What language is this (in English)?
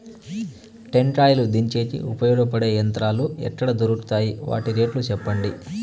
Telugu